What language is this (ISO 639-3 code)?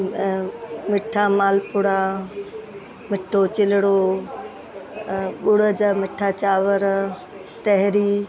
snd